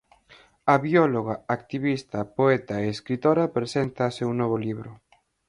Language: Galician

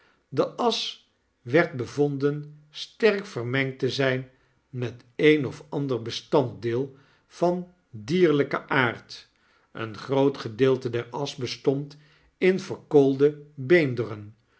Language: Dutch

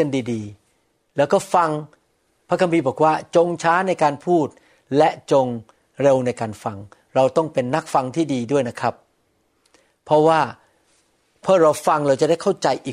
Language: Thai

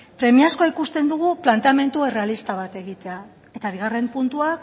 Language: Basque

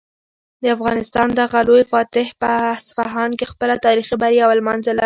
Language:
Pashto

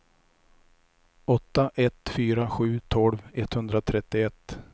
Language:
Swedish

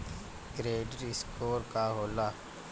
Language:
Bhojpuri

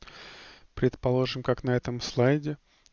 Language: Russian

